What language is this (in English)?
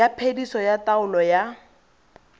Tswana